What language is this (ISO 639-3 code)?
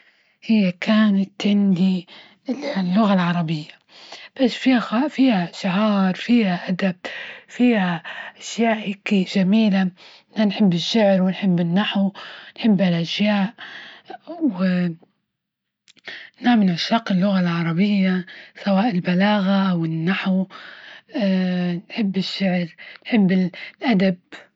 ayl